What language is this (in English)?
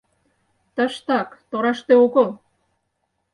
Mari